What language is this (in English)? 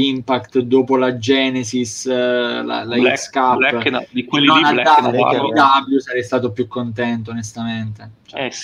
Italian